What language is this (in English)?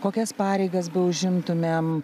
Lithuanian